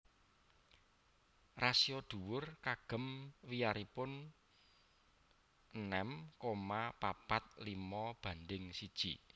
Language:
Javanese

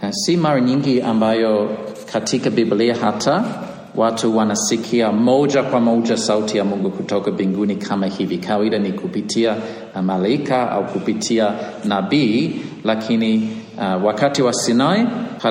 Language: Swahili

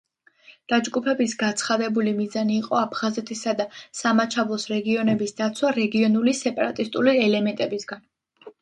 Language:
Georgian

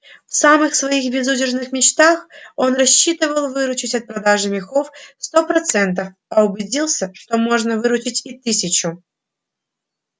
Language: Russian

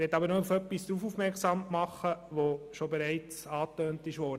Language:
Swiss German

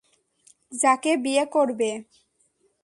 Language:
Bangla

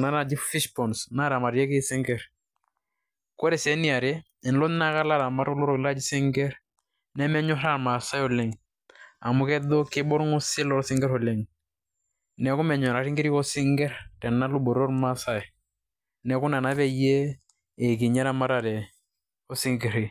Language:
Masai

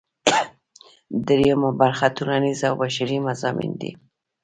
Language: Pashto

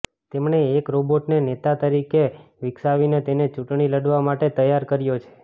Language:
Gujarati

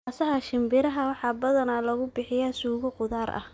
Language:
Somali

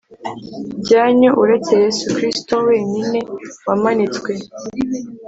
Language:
Kinyarwanda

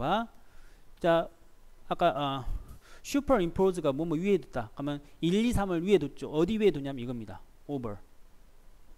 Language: Korean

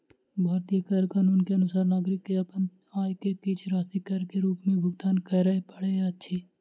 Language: Maithili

